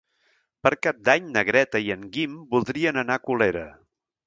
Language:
Catalan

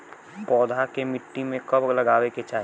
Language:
Bhojpuri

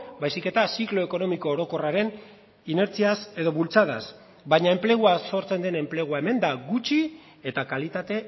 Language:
Basque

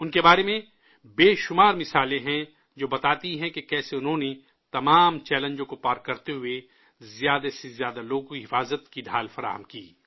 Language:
Urdu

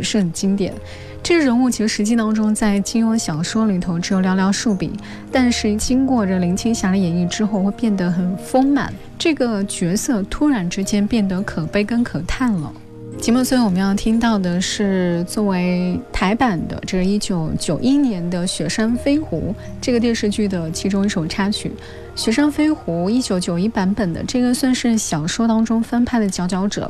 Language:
Chinese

